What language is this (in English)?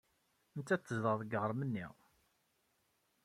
Kabyle